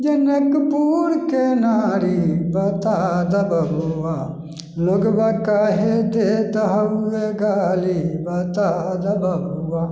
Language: Maithili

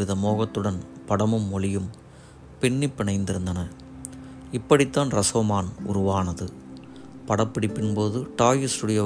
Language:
Tamil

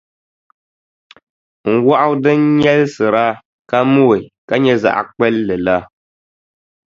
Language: Dagbani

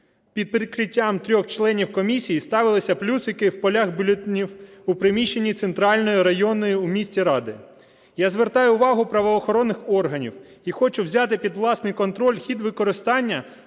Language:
Ukrainian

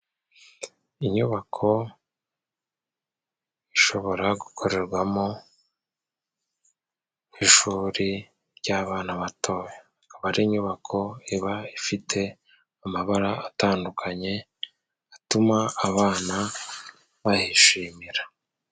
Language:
Kinyarwanda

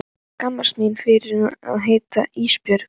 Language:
Icelandic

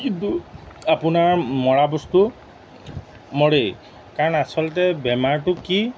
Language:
Assamese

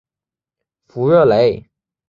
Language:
Chinese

